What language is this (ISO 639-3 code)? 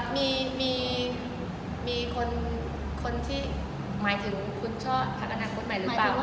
tha